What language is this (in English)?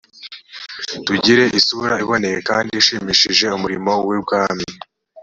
Kinyarwanda